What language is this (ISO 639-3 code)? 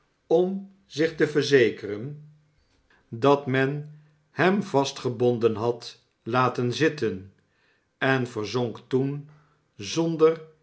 nld